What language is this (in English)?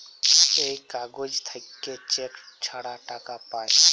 Bangla